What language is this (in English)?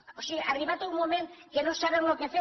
Catalan